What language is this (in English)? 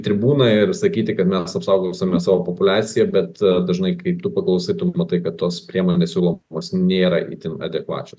Lithuanian